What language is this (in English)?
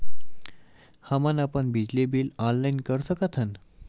Chhattisgarhi